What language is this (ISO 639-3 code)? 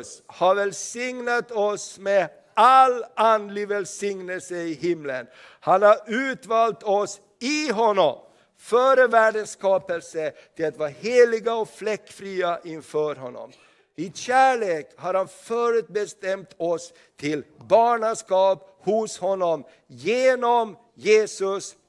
swe